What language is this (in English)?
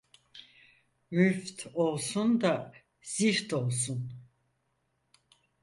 Turkish